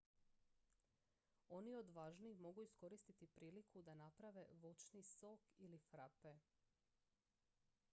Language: Croatian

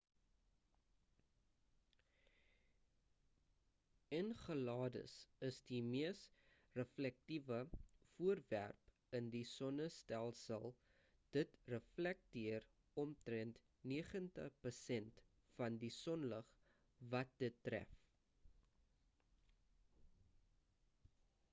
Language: Afrikaans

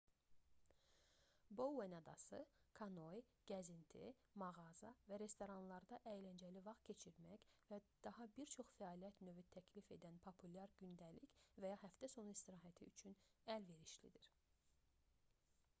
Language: Azerbaijani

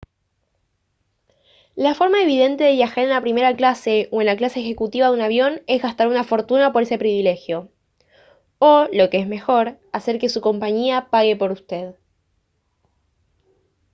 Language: Spanish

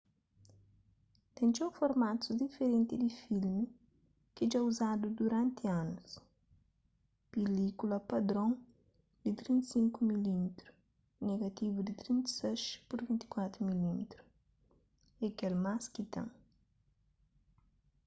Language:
Kabuverdianu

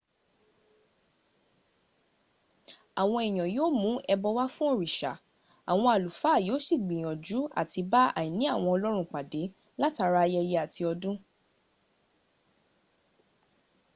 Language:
Yoruba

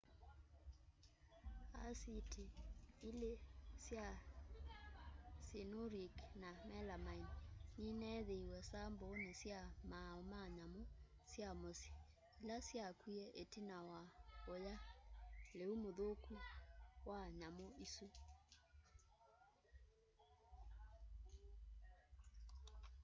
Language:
Kamba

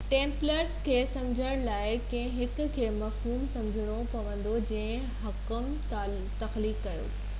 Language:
Sindhi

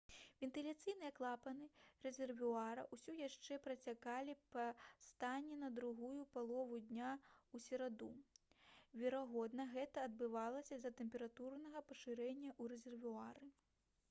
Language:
Belarusian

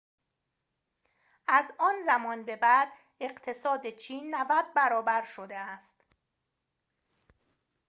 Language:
Persian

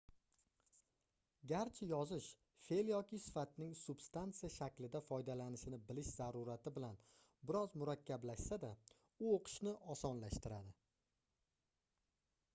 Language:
Uzbek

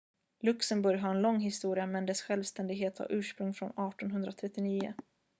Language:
Swedish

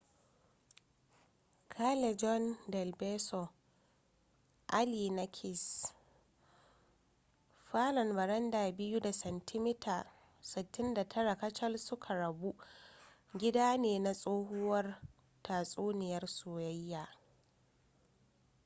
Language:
Hausa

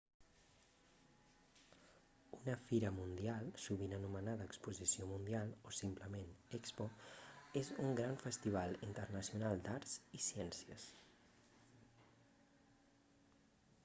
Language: Catalan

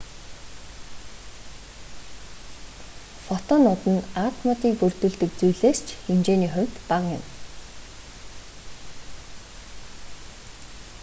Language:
Mongolian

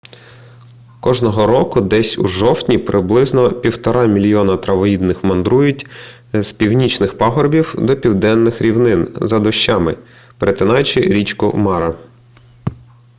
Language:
Ukrainian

